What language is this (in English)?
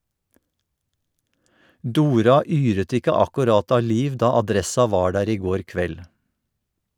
Norwegian